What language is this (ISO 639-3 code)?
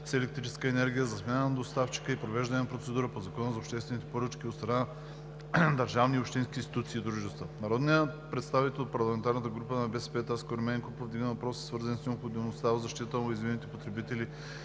bul